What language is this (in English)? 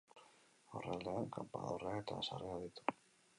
Basque